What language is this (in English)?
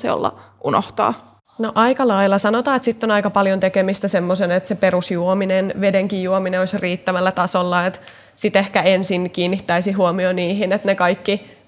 Finnish